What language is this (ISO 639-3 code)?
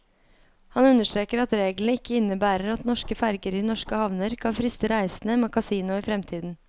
nor